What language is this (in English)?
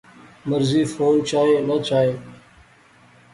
Pahari-Potwari